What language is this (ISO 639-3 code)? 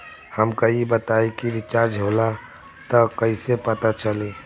bho